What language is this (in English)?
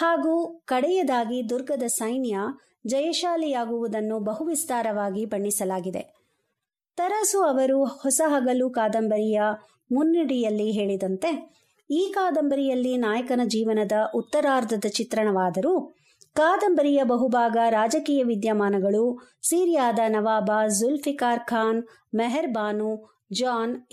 Kannada